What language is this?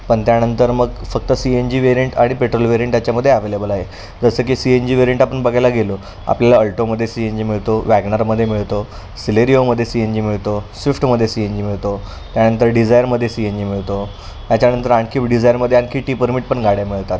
Marathi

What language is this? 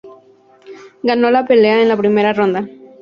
Spanish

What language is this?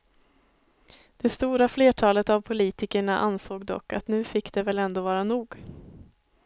Swedish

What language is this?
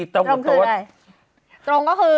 Thai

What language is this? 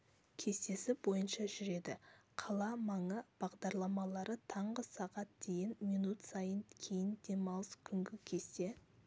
Kazakh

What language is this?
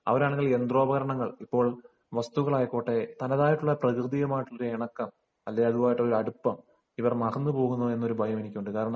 Malayalam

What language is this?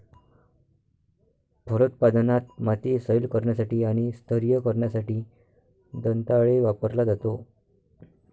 Marathi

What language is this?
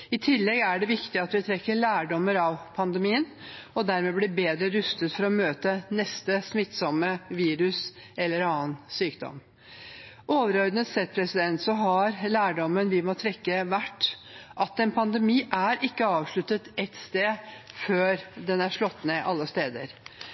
Norwegian Bokmål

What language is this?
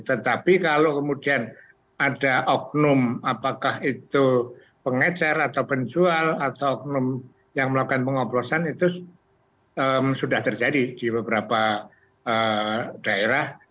Indonesian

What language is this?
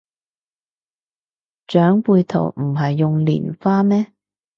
Cantonese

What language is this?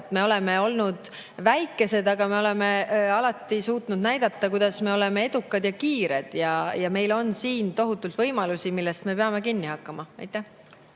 Estonian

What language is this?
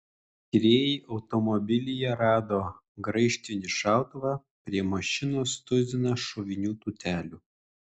Lithuanian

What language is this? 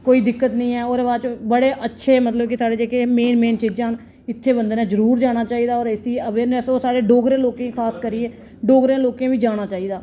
Dogri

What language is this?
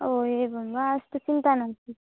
Sanskrit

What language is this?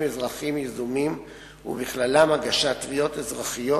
Hebrew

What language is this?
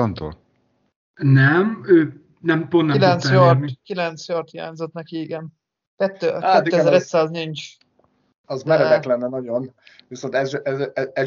Hungarian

